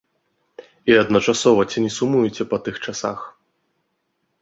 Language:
Belarusian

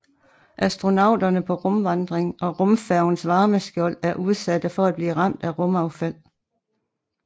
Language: Danish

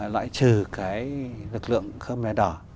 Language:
Vietnamese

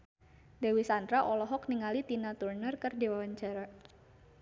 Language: Sundanese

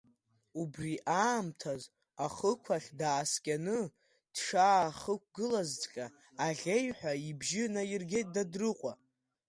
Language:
Abkhazian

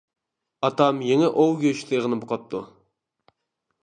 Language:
Uyghur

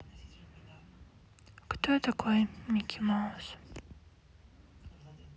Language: Russian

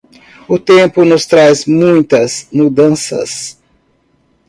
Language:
Portuguese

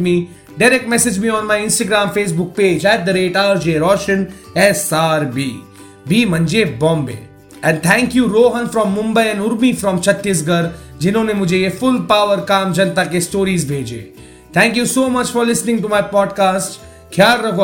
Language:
Hindi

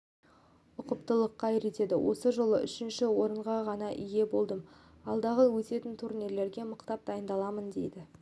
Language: Kazakh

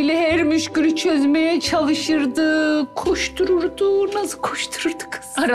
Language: Turkish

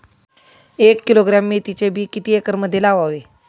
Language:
Marathi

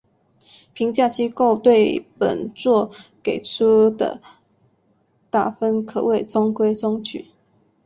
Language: Chinese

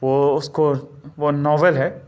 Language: Urdu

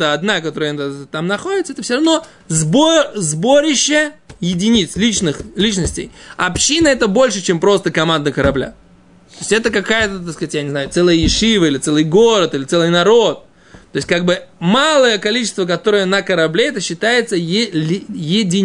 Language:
Russian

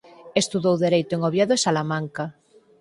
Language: Galician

